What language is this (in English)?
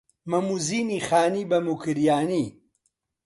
Central Kurdish